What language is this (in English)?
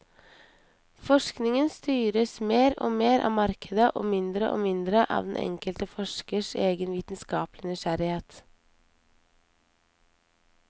Norwegian